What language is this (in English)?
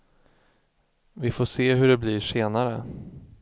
Swedish